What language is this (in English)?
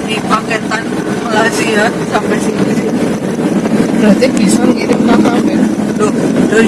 Indonesian